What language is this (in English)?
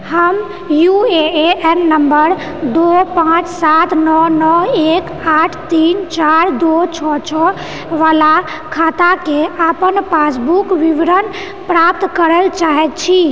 Maithili